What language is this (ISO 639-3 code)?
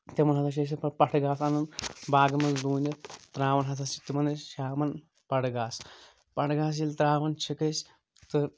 kas